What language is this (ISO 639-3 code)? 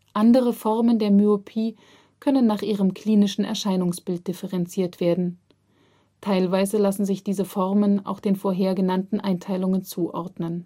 deu